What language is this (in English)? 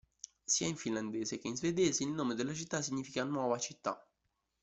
Italian